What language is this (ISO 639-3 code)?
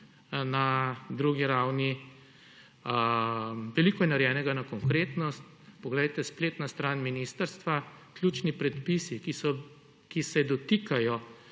slv